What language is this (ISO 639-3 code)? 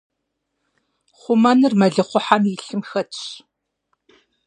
kbd